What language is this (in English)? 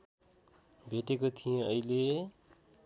Nepali